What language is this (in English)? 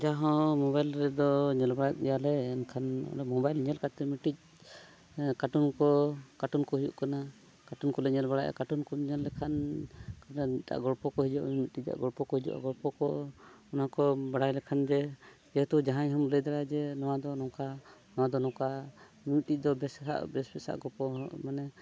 Santali